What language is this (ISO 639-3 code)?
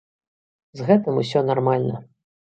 bel